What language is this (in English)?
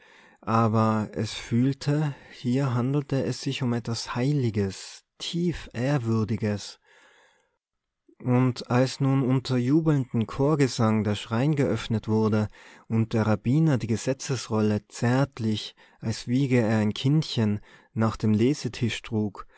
German